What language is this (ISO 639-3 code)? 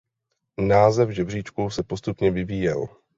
ces